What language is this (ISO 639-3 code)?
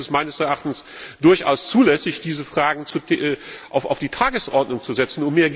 deu